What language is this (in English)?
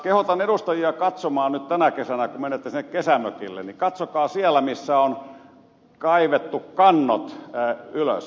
Finnish